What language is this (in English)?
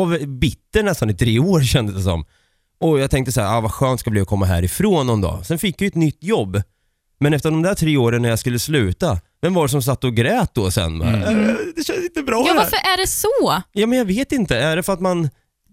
Swedish